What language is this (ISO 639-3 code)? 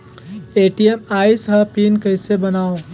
hne